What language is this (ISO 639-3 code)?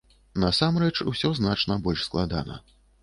bel